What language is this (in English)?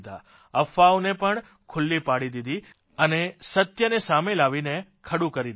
Gujarati